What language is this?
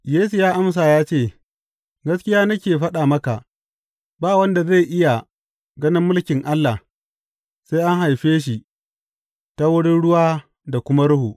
Hausa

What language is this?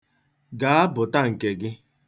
Igbo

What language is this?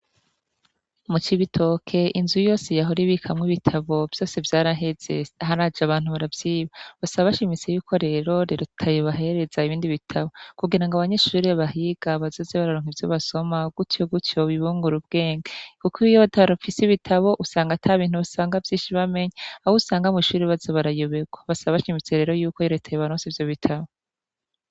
Rundi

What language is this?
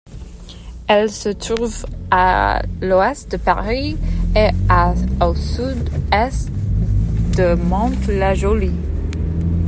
French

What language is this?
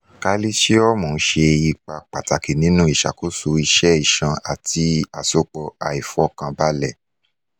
Yoruba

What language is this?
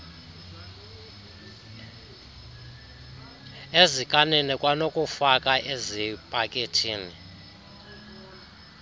Xhosa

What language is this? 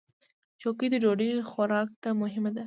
Pashto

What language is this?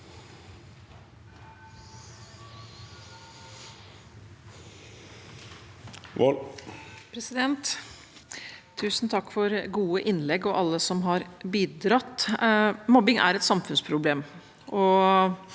Norwegian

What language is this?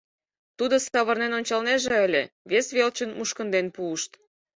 Mari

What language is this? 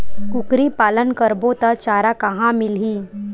Chhattisgarhi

